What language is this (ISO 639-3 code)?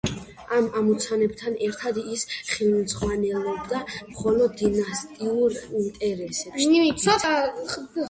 kat